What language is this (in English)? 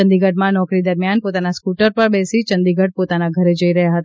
Gujarati